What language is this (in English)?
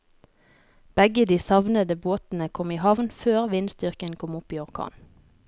Norwegian